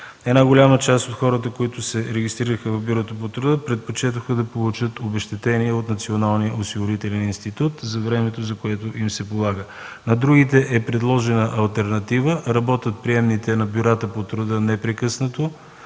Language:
Bulgarian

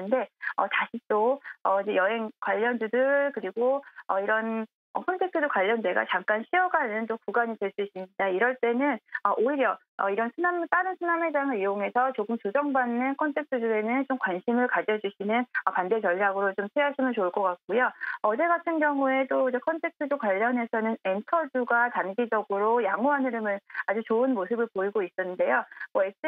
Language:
Korean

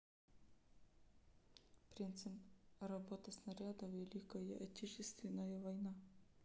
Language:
Russian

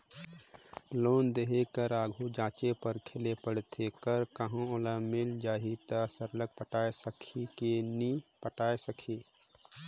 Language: Chhattisgarhi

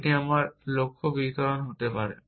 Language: Bangla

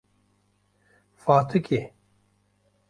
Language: Kurdish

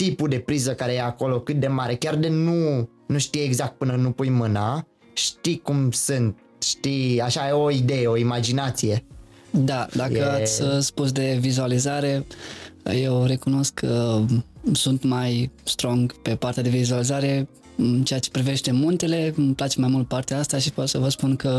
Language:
Romanian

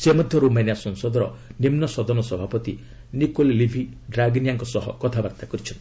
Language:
Odia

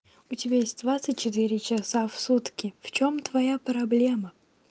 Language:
Russian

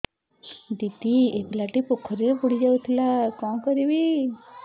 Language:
Odia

